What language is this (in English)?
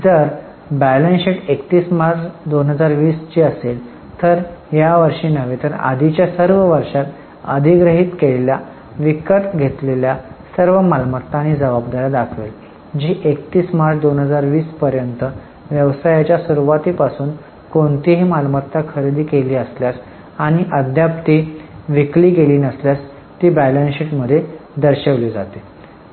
Marathi